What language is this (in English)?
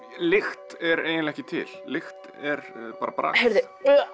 Icelandic